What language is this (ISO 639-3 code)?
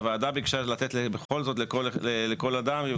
heb